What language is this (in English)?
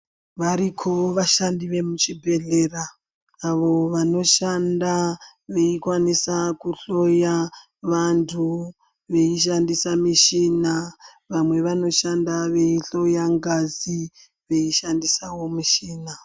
Ndau